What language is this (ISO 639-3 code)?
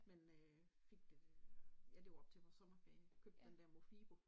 dan